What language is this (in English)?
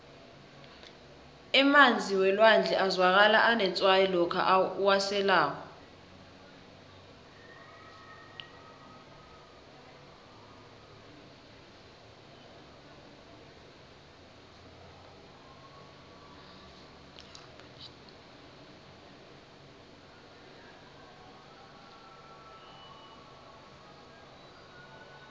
South Ndebele